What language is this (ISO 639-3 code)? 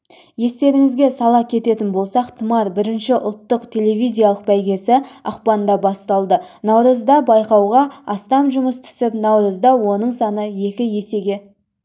kaz